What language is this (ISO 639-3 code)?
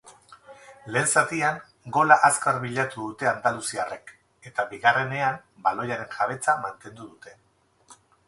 eus